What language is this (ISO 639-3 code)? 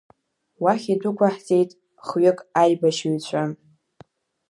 abk